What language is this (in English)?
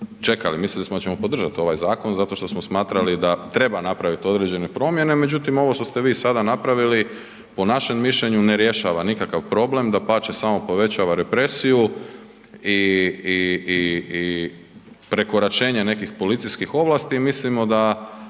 Croatian